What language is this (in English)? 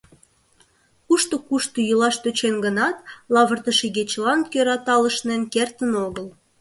Mari